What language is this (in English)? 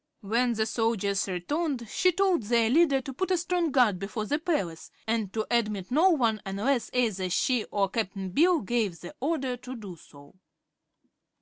English